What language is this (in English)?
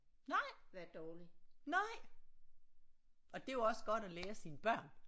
Danish